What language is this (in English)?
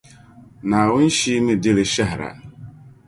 Dagbani